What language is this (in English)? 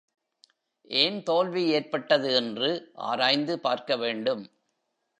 Tamil